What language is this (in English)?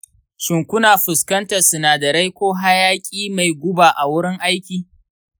Hausa